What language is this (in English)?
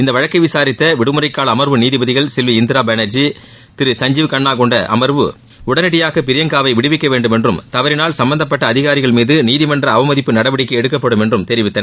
Tamil